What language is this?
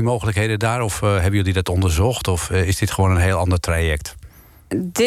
Dutch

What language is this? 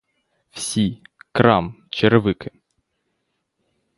Ukrainian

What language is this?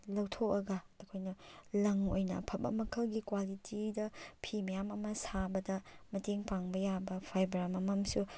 Manipuri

